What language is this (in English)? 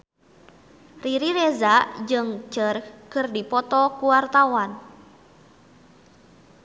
Sundanese